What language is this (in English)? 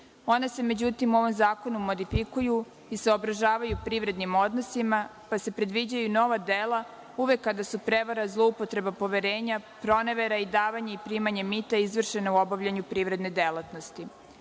Serbian